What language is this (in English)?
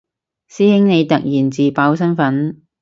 Cantonese